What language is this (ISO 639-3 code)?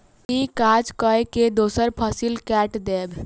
mai